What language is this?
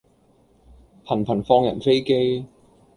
Cantonese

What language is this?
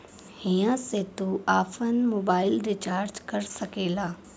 Bhojpuri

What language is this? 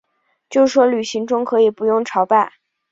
Chinese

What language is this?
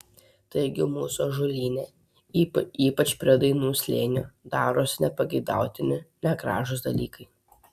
Lithuanian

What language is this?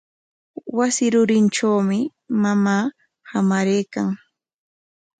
Corongo Ancash Quechua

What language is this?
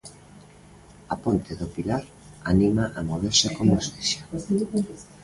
Galician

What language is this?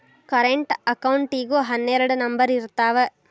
Kannada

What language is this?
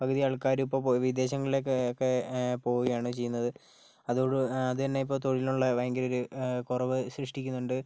Malayalam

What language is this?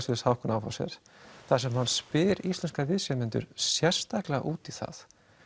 Icelandic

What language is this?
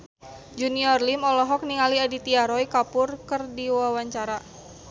Sundanese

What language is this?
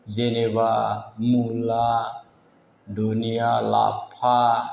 Bodo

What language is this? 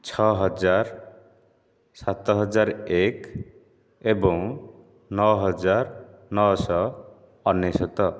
Odia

